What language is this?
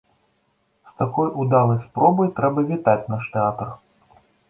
Belarusian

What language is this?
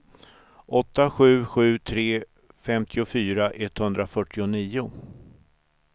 Swedish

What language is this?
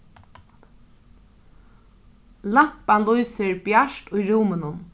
Faroese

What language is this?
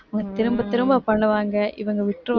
Tamil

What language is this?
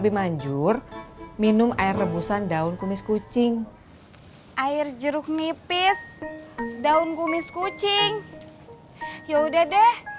Indonesian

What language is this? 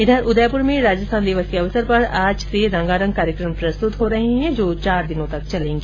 Hindi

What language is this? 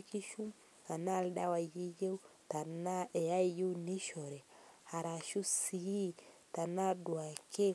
Masai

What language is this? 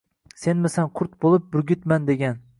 Uzbek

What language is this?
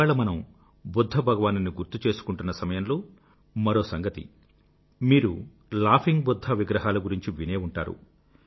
Telugu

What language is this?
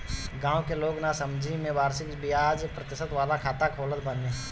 Bhojpuri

